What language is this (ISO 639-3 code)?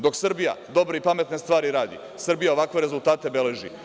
srp